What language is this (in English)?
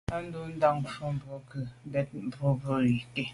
Medumba